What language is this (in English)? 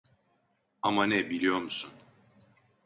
Turkish